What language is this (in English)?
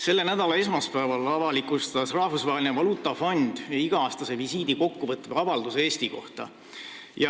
Estonian